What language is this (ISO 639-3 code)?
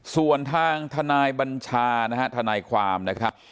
tha